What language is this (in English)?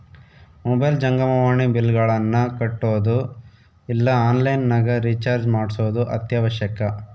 Kannada